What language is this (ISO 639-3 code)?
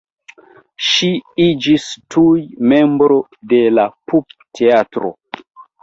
epo